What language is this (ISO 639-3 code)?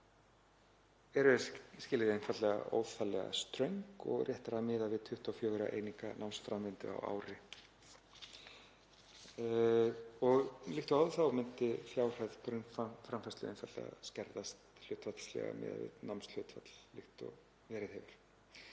isl